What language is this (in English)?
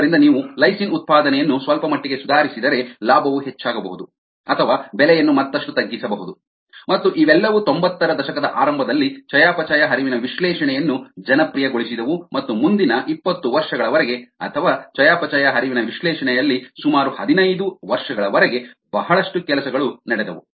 Kannada